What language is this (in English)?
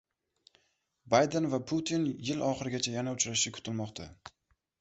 Uzbek